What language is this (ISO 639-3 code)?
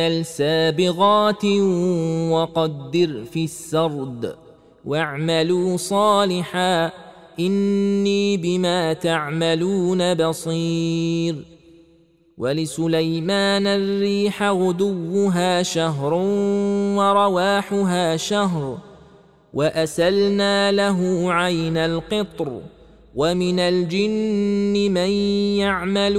ara